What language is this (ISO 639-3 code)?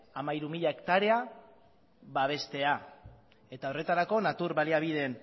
eus